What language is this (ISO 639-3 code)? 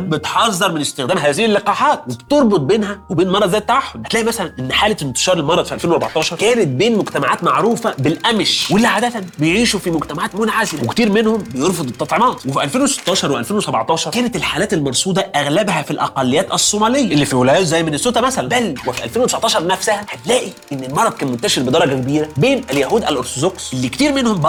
ara